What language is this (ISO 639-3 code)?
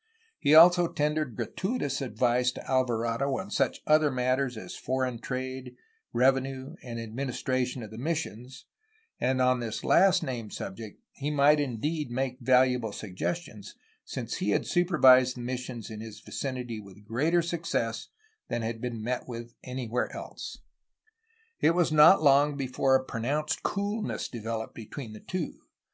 eng